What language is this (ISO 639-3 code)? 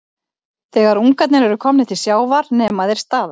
isl